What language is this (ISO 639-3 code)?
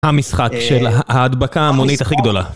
heb